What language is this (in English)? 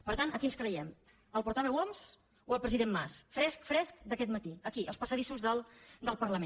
Catalan